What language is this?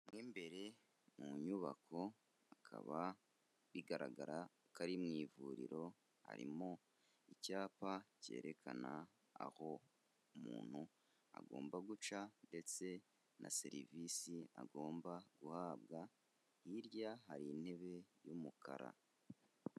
Kinyarwanda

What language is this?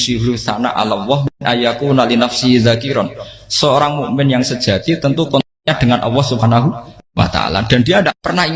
Indonesian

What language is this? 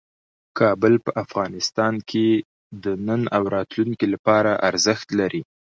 Pashto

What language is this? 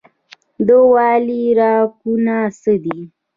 Pashto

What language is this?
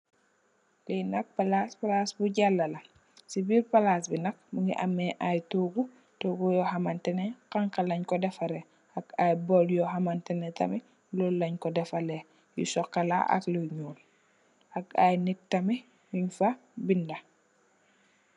Wolof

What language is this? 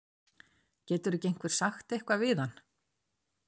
Icelandic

